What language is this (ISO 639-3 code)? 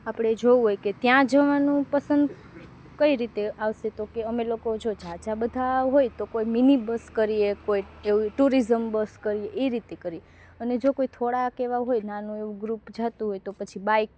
guj